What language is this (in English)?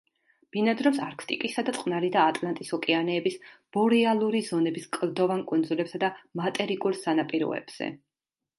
Georgian